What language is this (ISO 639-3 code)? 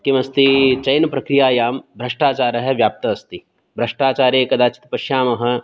san